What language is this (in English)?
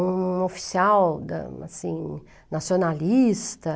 Portuguese